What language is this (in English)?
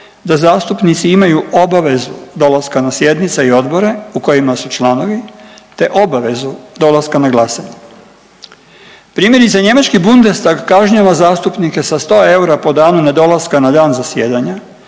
Croatian